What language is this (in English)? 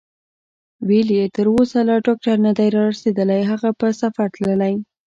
Pashto